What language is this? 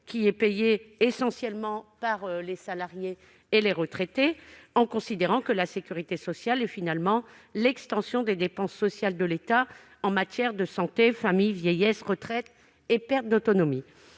French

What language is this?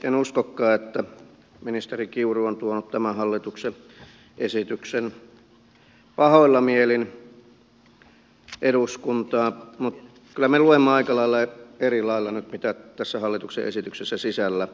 Finnish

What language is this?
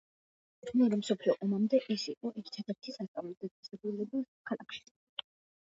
Georgian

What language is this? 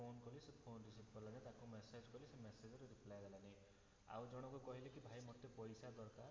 Odia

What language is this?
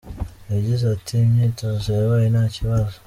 Kinyarwanda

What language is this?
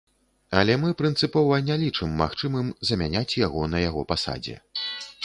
Belarusian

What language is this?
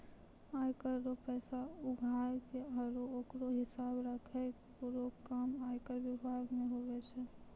Maithili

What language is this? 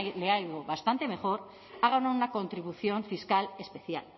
Spanish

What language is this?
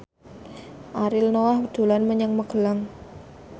Javanese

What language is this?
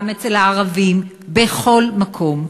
Hebrew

